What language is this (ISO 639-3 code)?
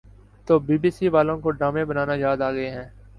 urd